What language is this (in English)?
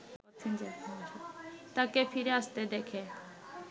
Bangla